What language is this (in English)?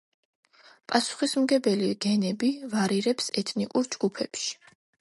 Georgian